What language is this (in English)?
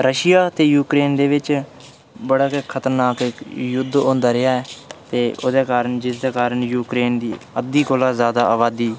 Dogri